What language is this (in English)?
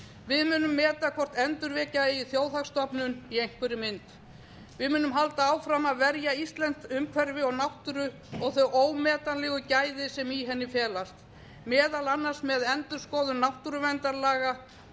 Icelandic